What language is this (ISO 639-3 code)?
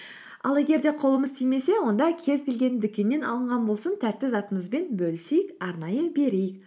kaz